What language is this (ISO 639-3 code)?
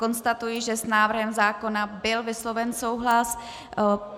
ces